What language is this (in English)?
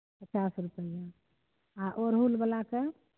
Maithili